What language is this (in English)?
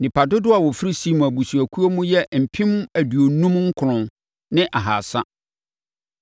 Akan